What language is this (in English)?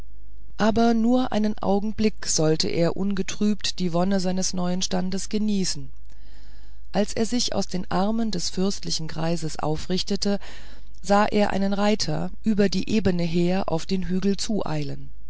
German